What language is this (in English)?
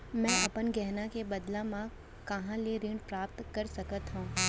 Chhattisgarhi